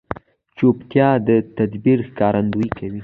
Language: Pashto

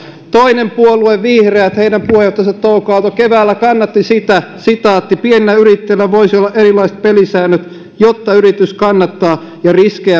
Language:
Finnish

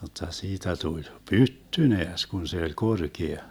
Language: Finnish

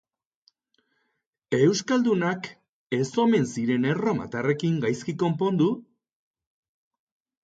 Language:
Basque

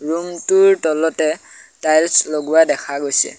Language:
Assamese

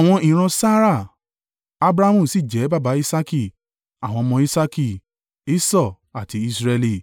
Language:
Yoruba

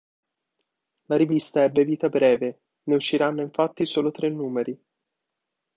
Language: Italian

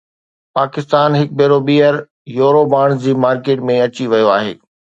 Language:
Sindhi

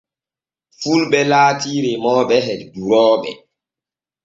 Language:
Borgu Fulfulde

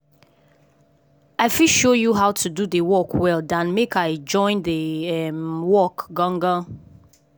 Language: Nigerian Pidgin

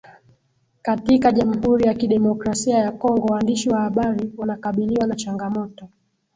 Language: Swahili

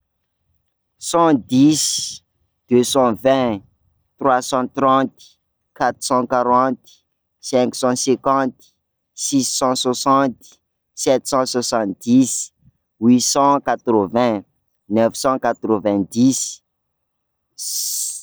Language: Sakalava Malagasy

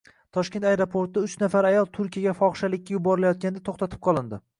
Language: Uzbek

